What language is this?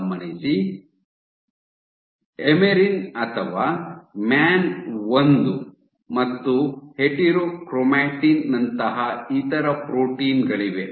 Kannada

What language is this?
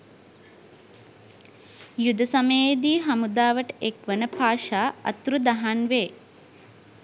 Sinhala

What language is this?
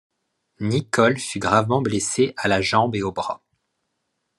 French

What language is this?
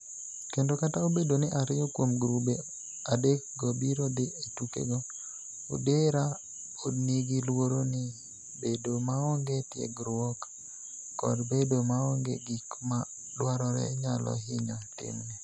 Luo (Kenya and Tanzania)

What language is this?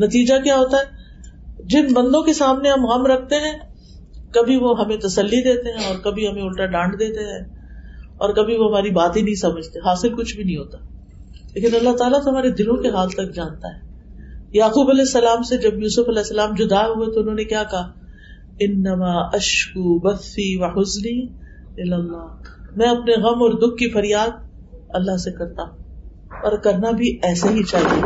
Urdu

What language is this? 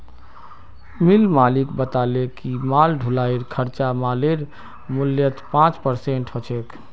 Magahi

